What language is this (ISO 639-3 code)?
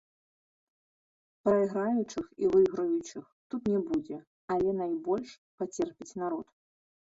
bel